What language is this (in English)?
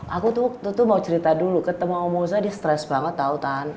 Indonesian